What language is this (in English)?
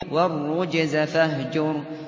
Arabic